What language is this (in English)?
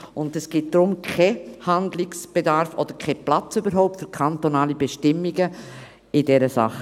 Swiss German